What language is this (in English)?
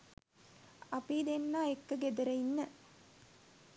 Sinhala